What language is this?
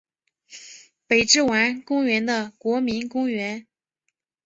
Chinese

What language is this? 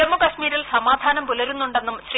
Malayalam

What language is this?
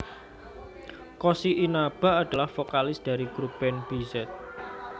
Javanese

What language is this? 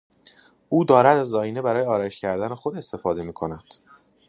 Persian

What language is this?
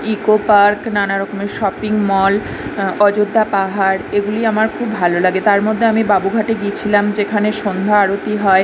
Bangla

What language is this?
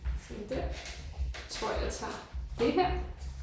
Danish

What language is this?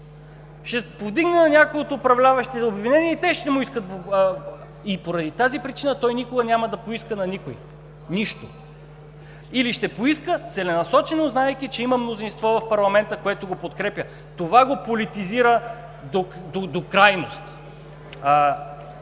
Bulgarian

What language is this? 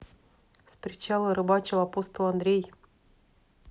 Russian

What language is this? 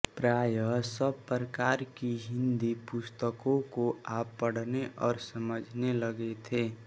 Hindi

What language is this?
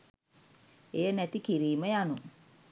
Sinhala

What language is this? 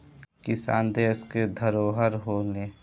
Bhojpuri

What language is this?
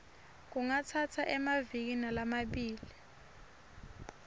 Swati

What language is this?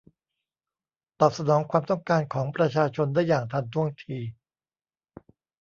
Thai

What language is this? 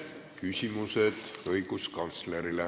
Estonian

